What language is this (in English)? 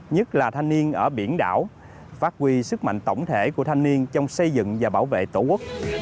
Vietnamese